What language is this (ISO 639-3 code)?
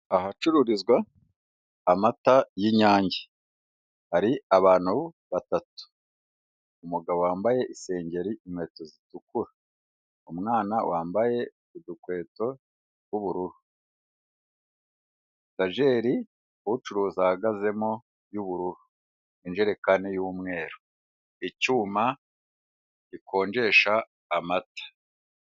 kin